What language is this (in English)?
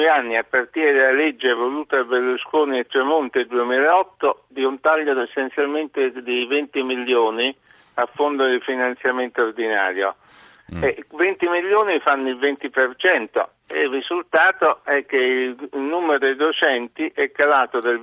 Italian